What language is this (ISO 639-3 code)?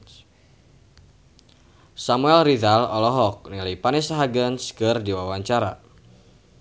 sun